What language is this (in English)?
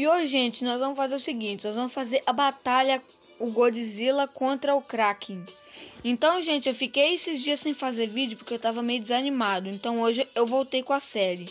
Portuguese